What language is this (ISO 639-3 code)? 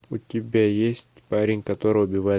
rus